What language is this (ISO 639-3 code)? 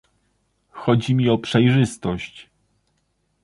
pol